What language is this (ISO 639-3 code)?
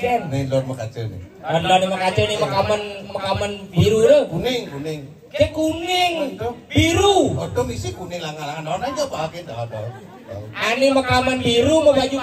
ind